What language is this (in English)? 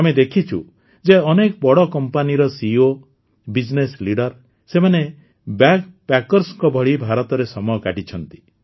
Odia